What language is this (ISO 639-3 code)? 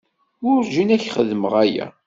kab